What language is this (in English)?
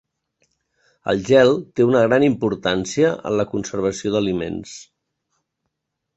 Catalan